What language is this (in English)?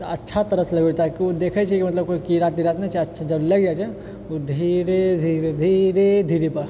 Maithili